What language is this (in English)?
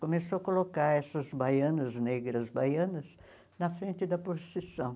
Portuguese